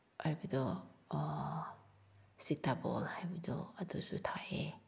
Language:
Manipuri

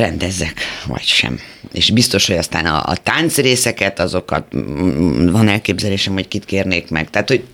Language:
Hungarian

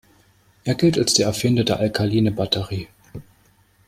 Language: German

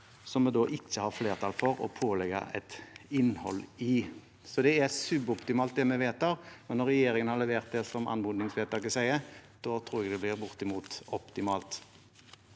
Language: Norwegian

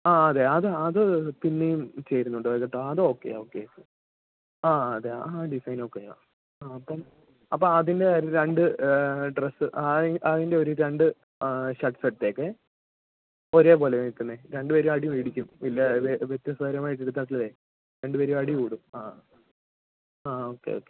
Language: Malayalam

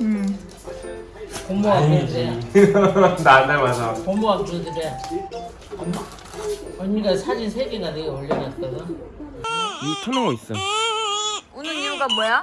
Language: Korean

